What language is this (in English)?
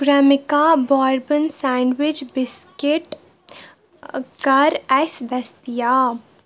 Kashmiri